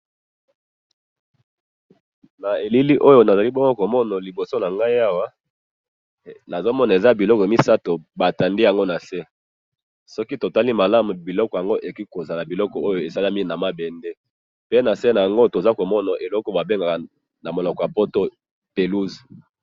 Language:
Lingala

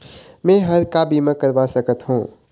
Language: Chhattisgarhi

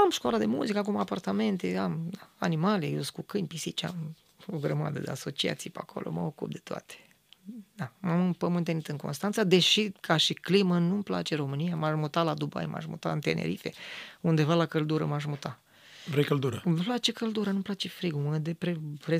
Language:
Romanian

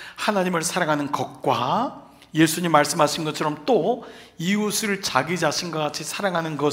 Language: Korean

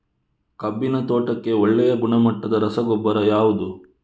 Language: Kannada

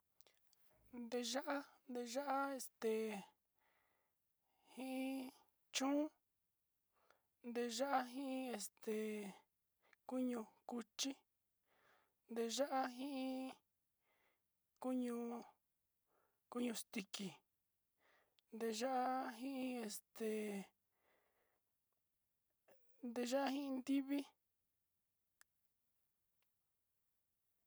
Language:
Sinicahua Mixtec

